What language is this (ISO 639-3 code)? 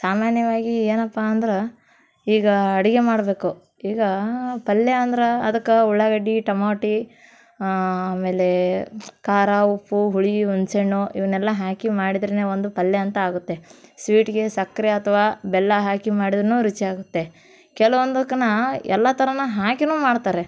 kan